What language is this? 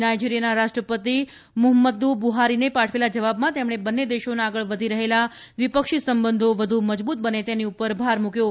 Gujarati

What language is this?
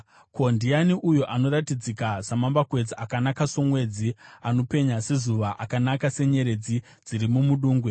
Shona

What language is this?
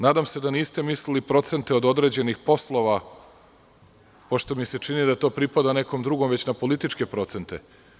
Serbian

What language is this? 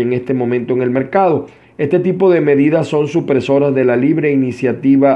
Spanish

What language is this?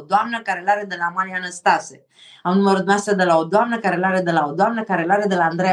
Romanian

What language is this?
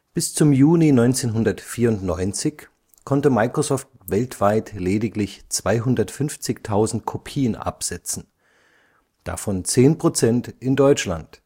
German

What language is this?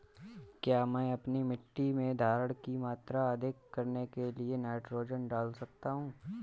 Hindi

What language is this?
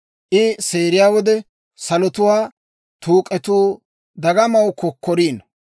Dawro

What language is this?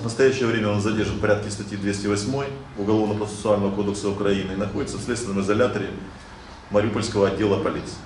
Russian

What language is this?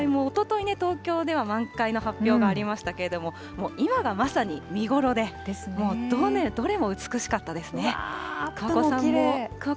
Japanese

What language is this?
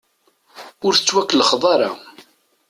Kabyle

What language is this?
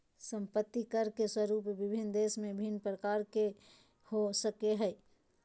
Magahi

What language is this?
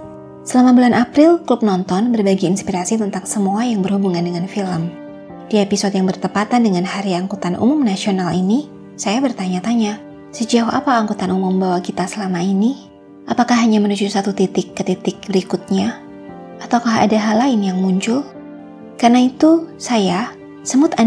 Indonesian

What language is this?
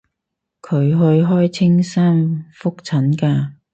Cantonese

